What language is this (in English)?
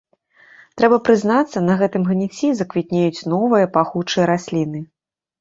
Belarusian